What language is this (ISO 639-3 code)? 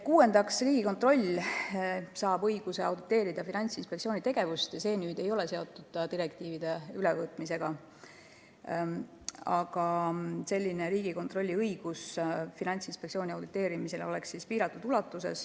est